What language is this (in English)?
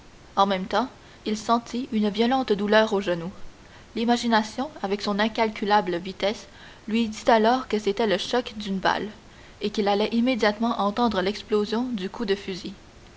French